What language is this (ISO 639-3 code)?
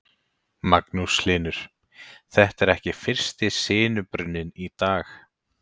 isl